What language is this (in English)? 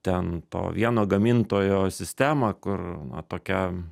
Lithuanian